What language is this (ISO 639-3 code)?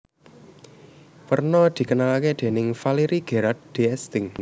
jav